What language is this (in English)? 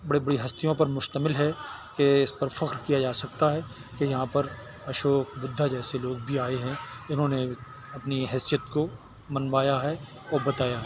Urdu